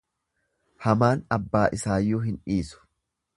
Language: Oromo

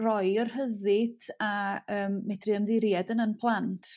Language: Welsh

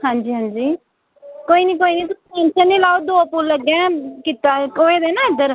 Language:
Dogri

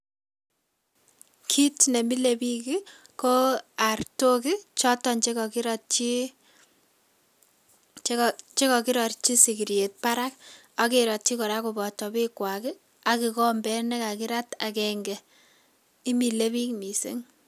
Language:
Kalenjin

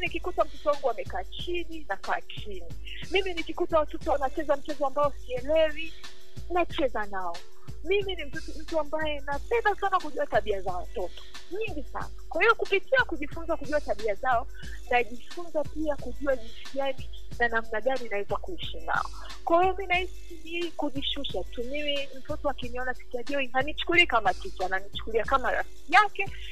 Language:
Swahili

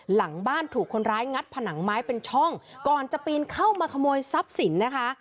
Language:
Thai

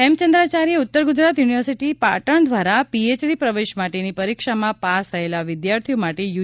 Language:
Gujarati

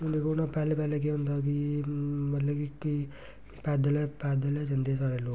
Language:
Dogri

